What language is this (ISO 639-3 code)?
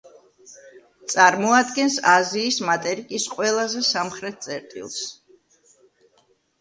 kat